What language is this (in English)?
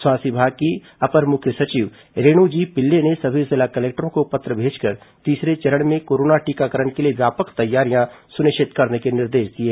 Hindi